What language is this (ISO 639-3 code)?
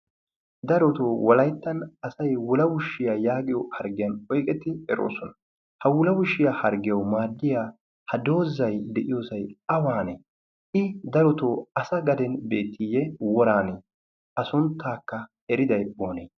wal